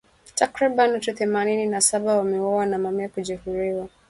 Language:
Swahili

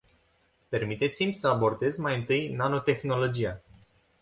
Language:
Romanian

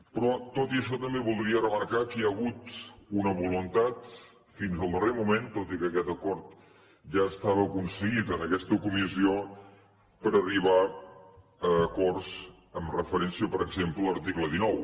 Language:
Catalan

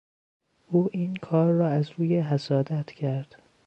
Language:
Persian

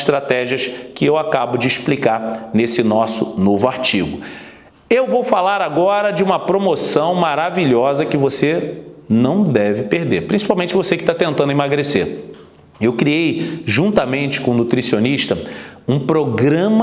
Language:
Portuguese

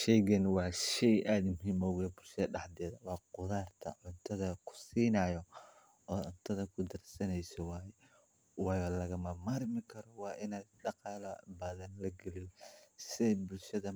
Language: Somali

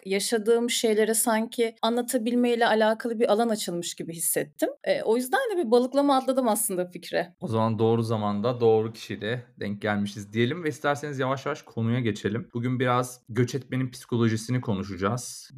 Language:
Turkish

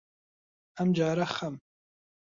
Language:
Central Kurdish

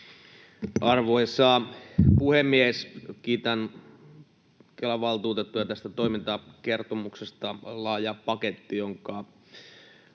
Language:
Finnish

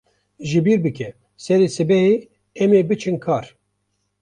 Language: Kurdish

